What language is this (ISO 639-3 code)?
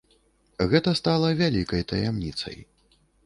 bel